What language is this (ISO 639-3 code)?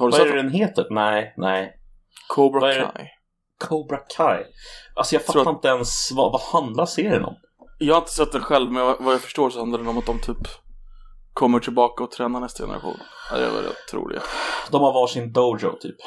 swe